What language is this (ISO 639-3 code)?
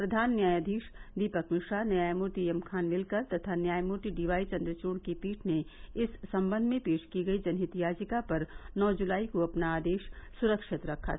hin